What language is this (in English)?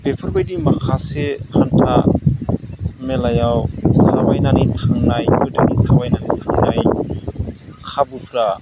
Bodo